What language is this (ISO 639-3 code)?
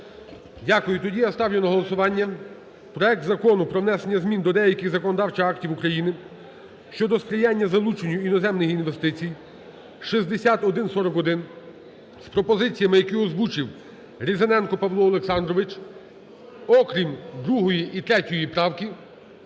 ukr